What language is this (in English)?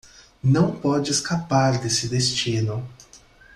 Portuguese